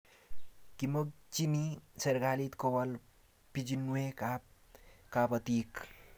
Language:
Kalenjin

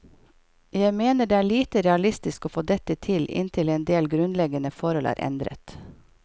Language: Norwegian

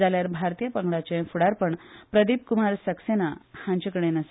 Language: Konkani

